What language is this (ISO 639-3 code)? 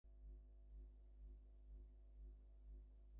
ben